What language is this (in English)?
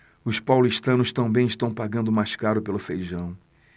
Portuguese